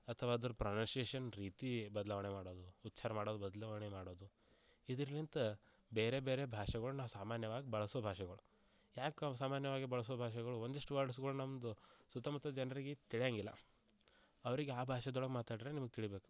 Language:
Kannada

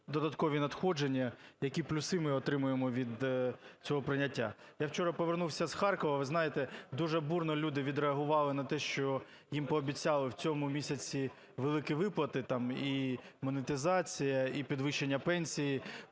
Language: Ukrainian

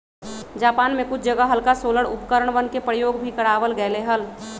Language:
Magahi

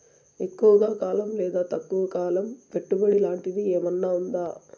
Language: Telugu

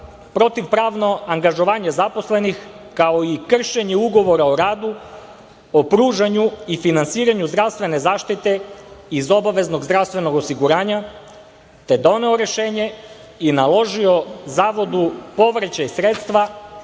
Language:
Serbian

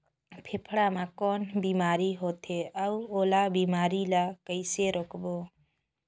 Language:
Chhattisgarhi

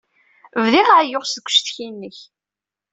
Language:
Kabyle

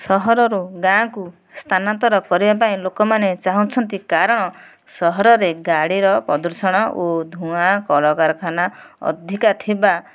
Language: Odia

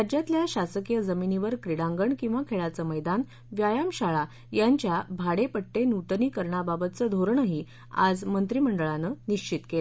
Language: Marathi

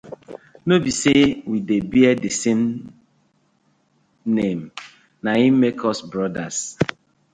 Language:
Nigerian Pidgin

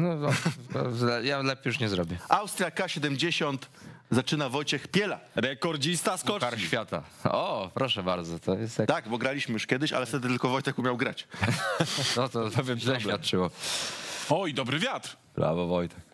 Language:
Polish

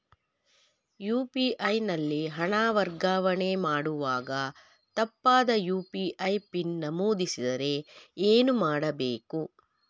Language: Kannada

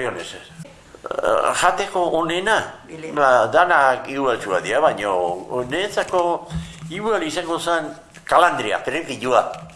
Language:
Basque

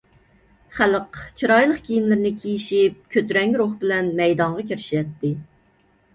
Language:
Uyghur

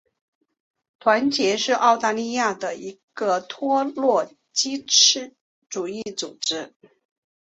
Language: Chinese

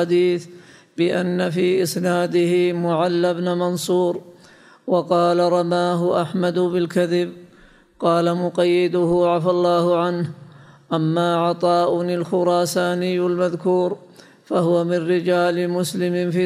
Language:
Arabic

